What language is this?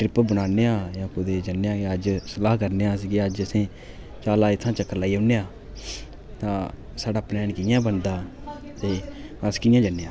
Dogri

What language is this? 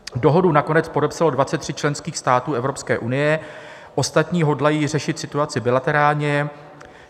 Czech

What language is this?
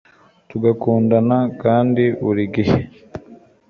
Kinyarwanda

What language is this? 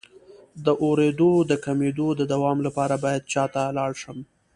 Pashto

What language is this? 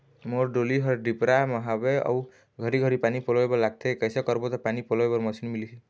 Chhattisgarhi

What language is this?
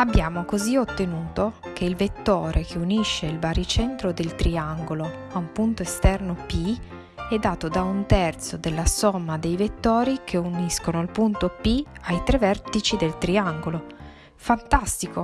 Italian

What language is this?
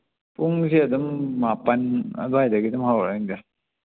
Manipuri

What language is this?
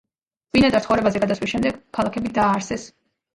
Georgian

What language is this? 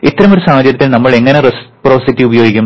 Malayalam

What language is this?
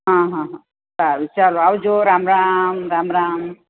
Gujarati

